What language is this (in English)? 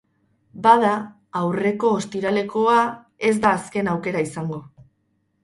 Basque